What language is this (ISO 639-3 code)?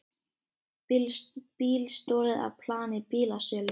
isl